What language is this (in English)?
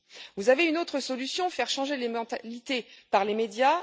French